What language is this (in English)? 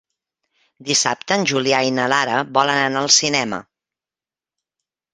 Catalan